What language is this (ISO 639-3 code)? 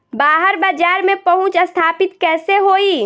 bho